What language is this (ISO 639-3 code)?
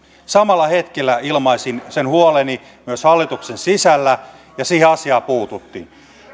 fin